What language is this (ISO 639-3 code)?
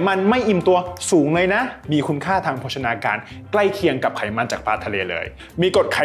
tha